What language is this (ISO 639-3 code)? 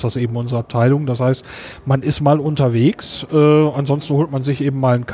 deu